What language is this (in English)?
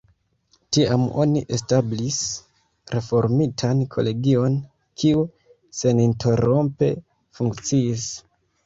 Esperanto